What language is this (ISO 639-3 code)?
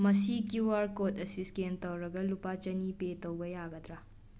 mni